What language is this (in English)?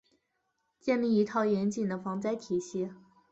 Chinese